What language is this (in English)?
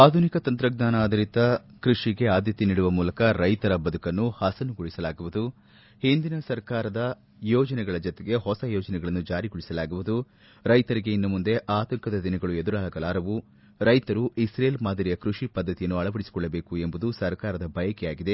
Kannada